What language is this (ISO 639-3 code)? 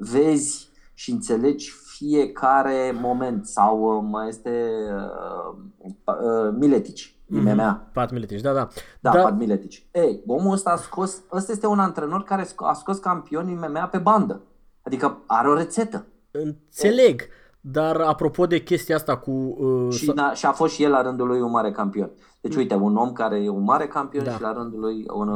ron